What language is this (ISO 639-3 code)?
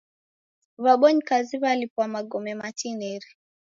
dav